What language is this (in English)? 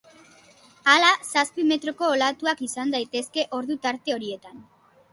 Basque